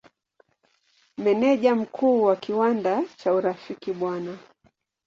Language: Swahili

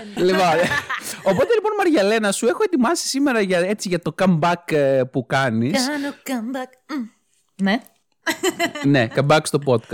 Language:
Greek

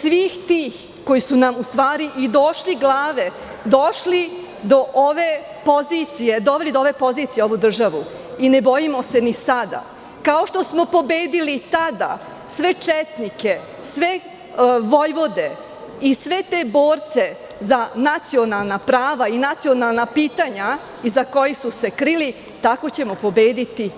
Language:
Serbian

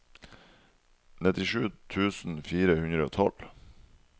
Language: Norwegian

